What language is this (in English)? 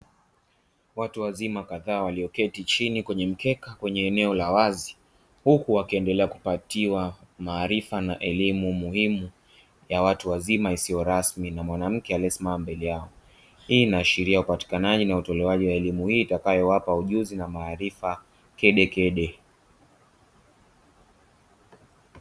Swahili